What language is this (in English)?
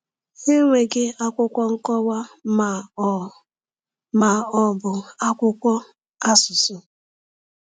Igbo